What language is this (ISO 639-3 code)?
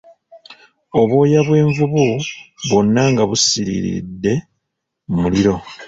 lug